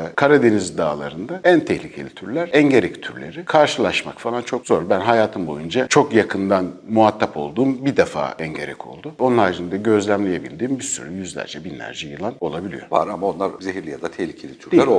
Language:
Turkish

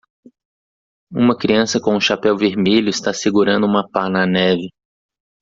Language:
Portuguese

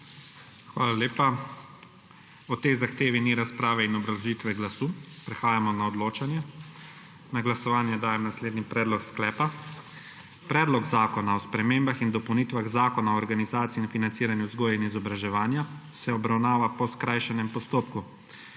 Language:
Slovenian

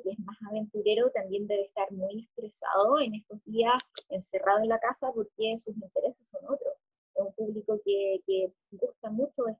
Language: Spanish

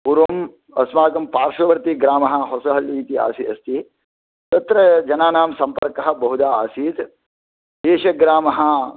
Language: Sanskrit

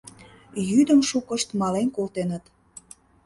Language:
Mari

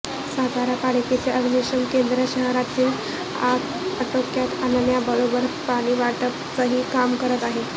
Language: Marathi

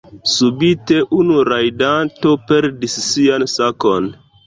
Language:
Esperanto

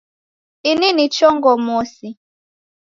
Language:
Taita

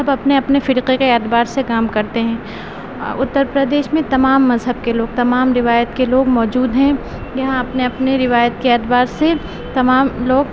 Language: Urdu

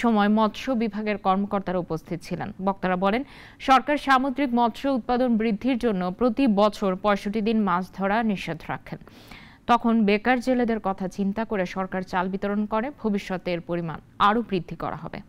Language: Bangla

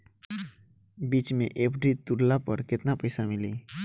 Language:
Bhojpuri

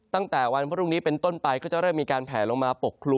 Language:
Thai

